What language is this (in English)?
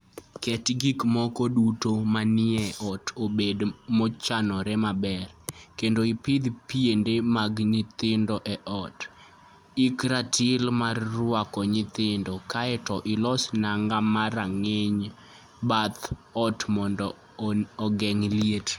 Luo (Kenya and Tanzania)